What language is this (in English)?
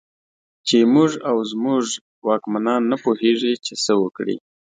Pashto